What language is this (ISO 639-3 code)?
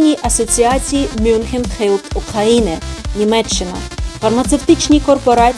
ukr